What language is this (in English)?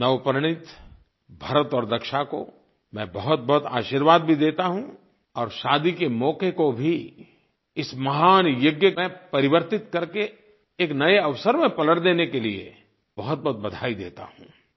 Hindi